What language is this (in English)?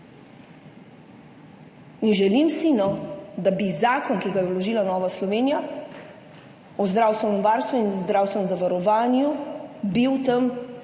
Slovenian